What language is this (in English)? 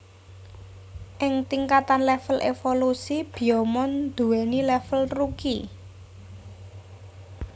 Javanese